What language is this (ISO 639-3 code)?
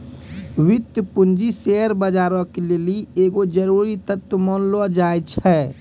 mai